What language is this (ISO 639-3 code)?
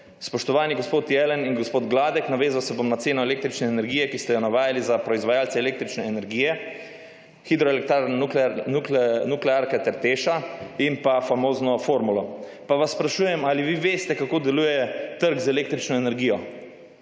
slv